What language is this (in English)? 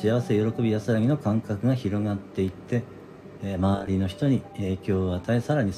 Japanese